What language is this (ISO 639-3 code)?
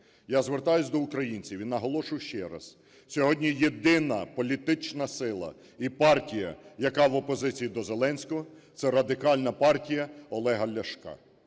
ukr